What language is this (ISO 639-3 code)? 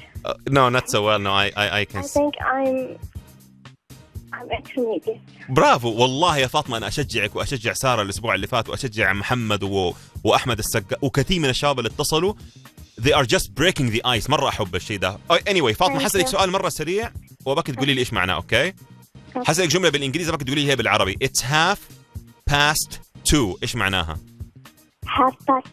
ara